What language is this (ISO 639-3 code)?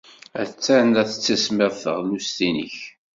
kab